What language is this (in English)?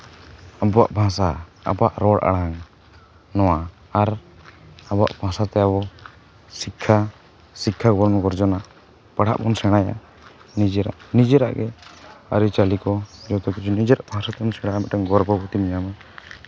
Santali